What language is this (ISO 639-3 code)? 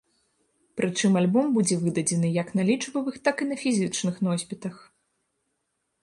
bel